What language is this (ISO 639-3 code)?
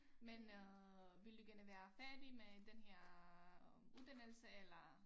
dan